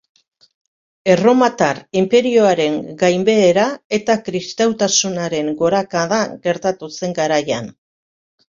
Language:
Basque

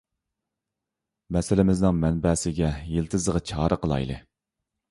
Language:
Uyghur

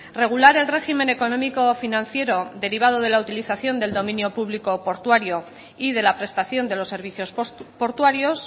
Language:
Spanish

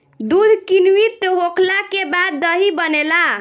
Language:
Bhojpuri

